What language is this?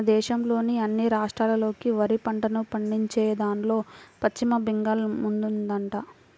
Telugu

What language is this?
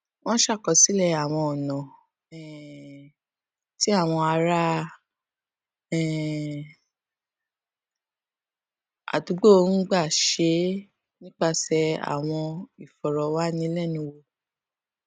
Yoruba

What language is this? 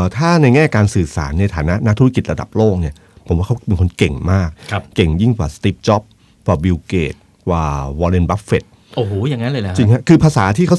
Thai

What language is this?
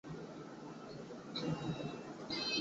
Chinese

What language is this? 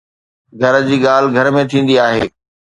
Sindhi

